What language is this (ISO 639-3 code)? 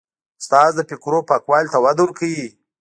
pus